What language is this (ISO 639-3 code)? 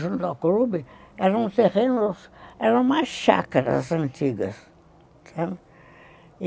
por